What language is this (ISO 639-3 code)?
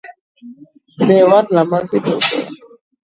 kat